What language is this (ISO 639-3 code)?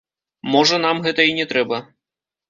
bel